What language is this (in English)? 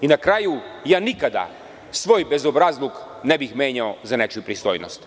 Serbian